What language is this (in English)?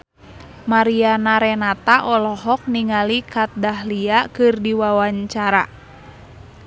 Sundanese